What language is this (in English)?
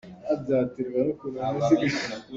Hakha Chin